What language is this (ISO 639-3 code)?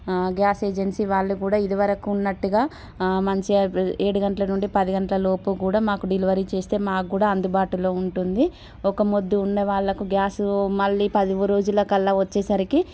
tel